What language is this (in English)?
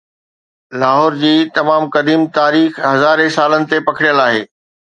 Sindhi